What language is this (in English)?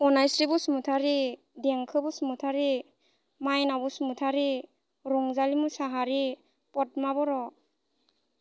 Bodo